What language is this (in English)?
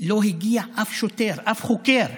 Hebrew